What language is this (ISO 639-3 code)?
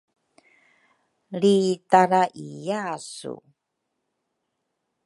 dru